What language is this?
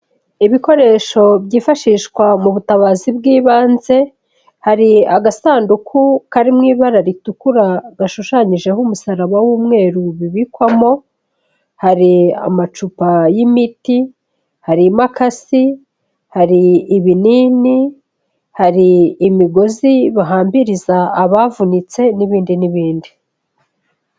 Kinyarwanda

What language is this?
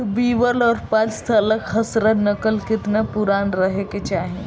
Bhojpuri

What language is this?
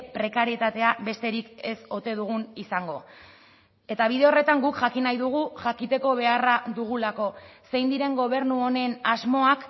Basque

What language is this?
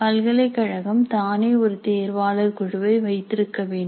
Tamil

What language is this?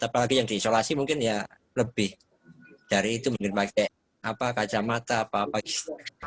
Indonesian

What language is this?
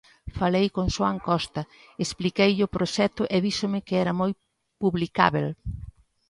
Galician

